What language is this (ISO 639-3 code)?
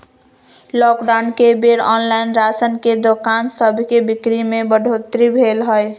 mag